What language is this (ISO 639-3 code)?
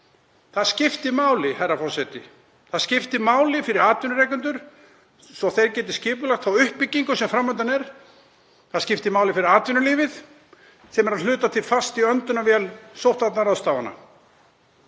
isl